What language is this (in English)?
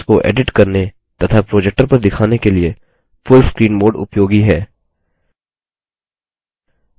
Hindi